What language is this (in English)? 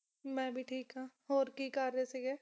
Punjabi